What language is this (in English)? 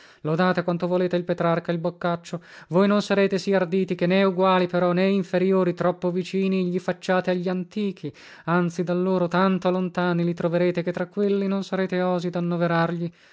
Italian